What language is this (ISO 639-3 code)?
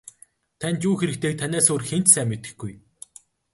mon